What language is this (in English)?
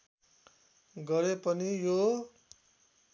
Nepali